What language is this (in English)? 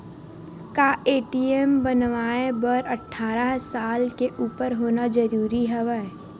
Chhattisgarhi